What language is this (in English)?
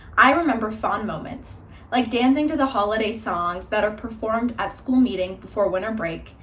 English